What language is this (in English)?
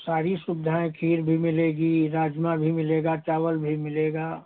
Hindi